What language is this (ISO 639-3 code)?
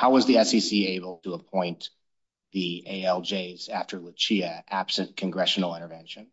eng